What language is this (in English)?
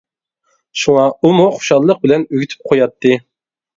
Uyghur